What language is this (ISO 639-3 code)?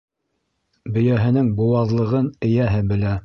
bak